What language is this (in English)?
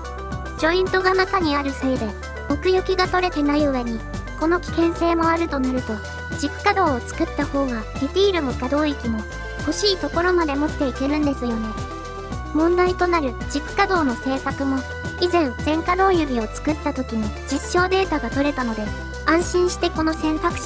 Japanese